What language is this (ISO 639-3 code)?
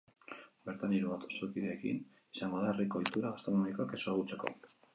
eus